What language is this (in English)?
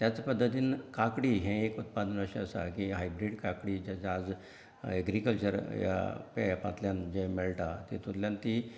Konkani